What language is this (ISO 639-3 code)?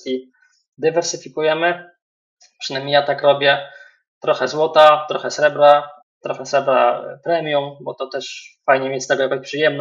pol